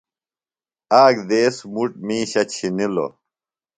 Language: Phalura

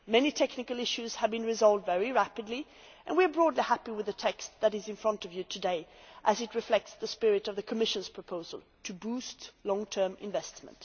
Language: English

